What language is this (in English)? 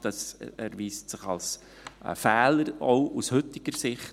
Swiss German